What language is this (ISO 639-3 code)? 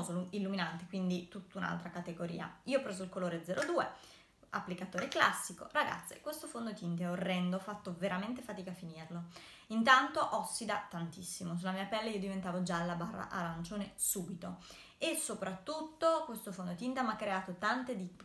ita